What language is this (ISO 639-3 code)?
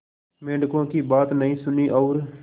hin